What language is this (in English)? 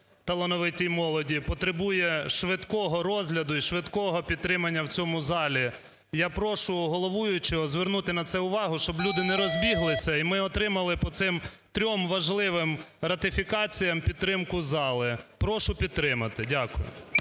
Ukrainian